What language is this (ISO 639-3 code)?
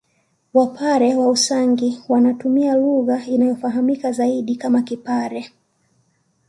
swa